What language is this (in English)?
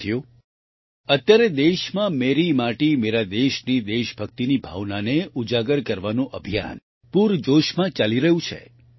Gujarati